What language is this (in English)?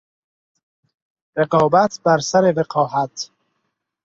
Persian